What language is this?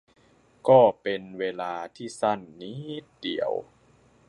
Thai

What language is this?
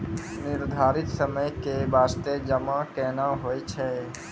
Maithili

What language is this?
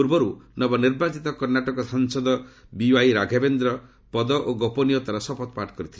Odia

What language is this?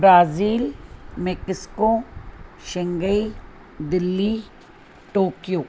Sindhi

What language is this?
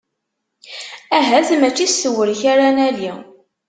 Kabyle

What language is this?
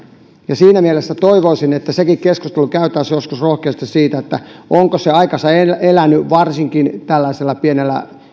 Finnish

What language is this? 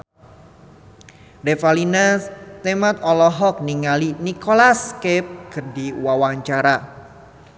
Sundanese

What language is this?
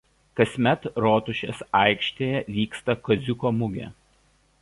Lithuanian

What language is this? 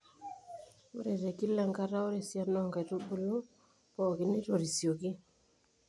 Masai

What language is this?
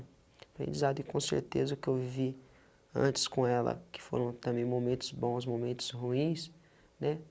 Portuguese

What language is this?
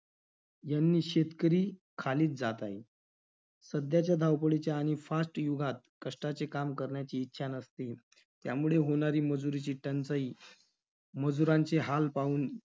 Marathi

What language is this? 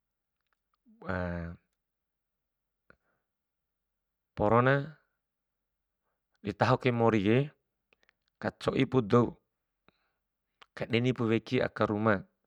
Bima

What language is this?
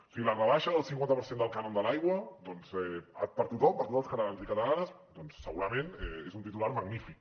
Catalan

